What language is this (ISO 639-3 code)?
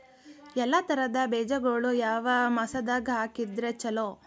kan